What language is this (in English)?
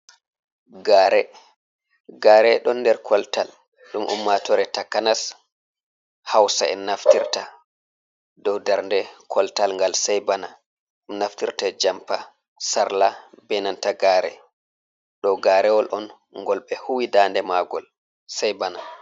Fula